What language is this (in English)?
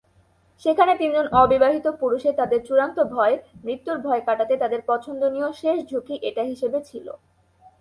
Bangla